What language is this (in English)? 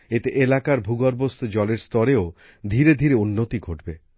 Bangla